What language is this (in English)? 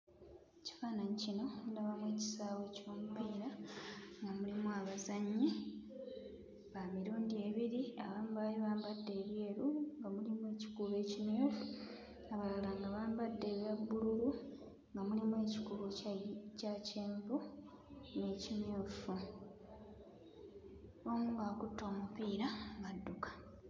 Ganda